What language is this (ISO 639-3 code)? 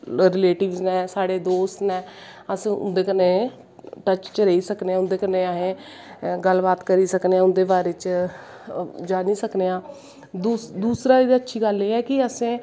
doi